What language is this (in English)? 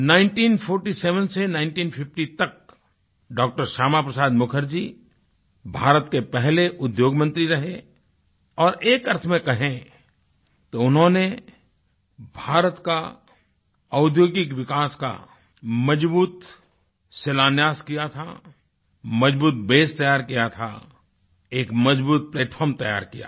Hindi